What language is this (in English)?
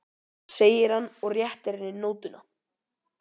Icelandic